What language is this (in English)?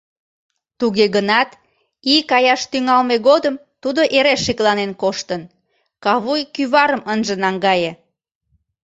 Mari